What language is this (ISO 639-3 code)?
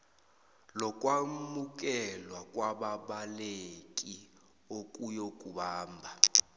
nbl